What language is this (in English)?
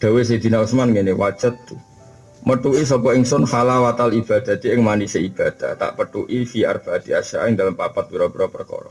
Indonesian